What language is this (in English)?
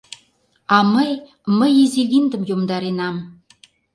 Mari